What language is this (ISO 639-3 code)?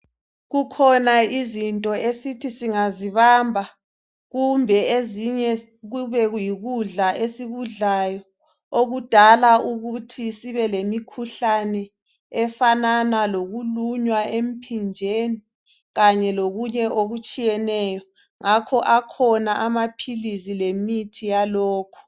nde